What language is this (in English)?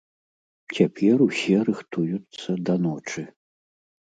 Belarusian